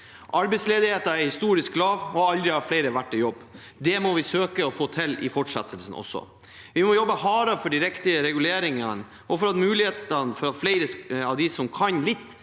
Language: Norwegian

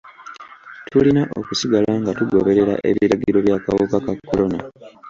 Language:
Ganda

